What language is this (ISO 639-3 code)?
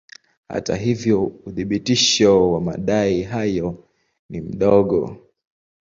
swa